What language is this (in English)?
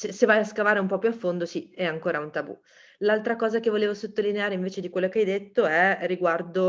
Italian